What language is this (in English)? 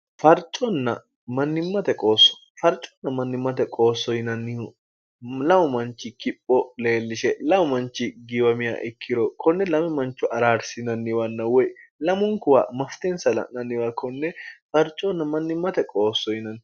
Sidamo